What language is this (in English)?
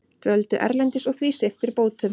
Icelandic